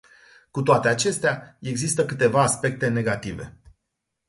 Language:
Romanian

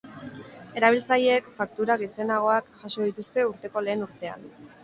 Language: Basque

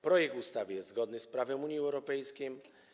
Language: Polish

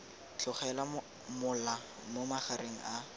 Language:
Tswana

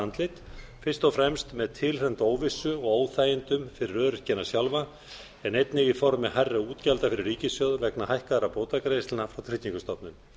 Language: Icelandic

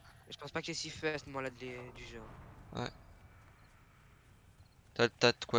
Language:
French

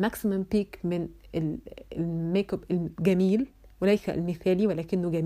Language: Arabic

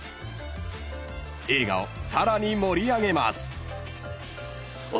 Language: Japanese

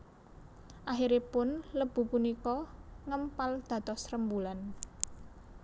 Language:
Javanese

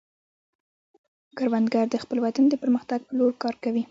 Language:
Pashto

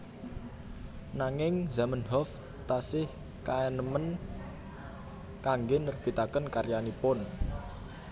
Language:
Javanese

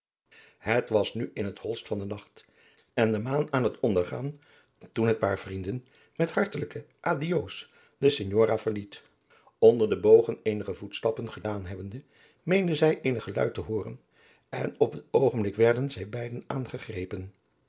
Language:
Dutch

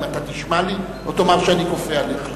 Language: Hebrew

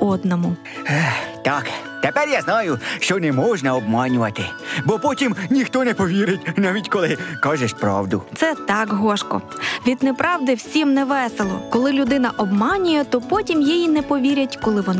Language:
Ukrainian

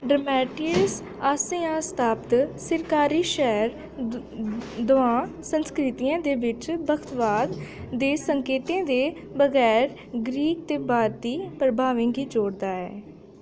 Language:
Dogri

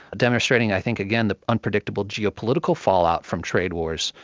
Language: English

